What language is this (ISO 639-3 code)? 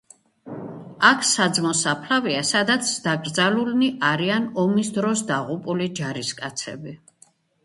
kat